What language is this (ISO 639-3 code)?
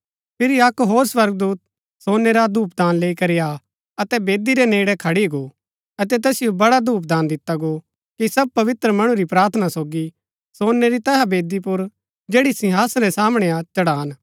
gbk